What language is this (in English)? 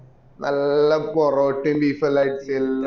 Malayalam